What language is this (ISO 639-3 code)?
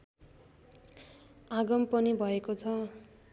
nep